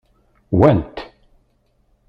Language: Kabyle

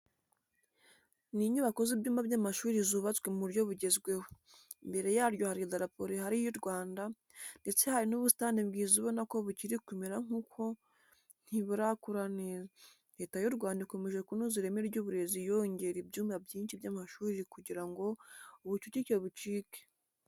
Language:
Kinyarwanda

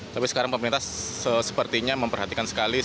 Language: Indonesian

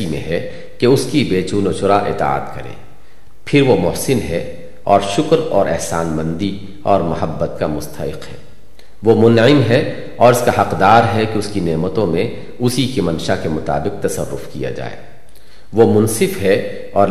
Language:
Urdu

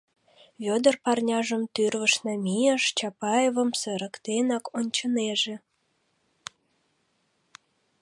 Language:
Mari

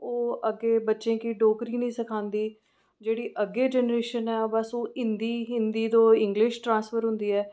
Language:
Dogri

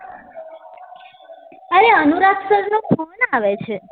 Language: Gujarati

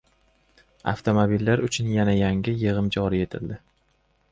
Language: Uzbek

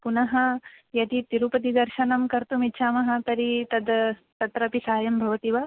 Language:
Sanskrit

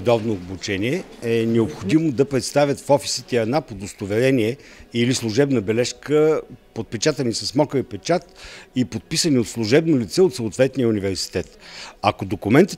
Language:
Bulgarian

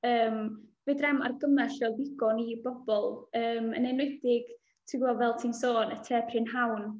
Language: Welsh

